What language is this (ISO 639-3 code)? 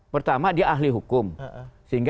ind